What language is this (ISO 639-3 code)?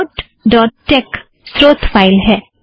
hin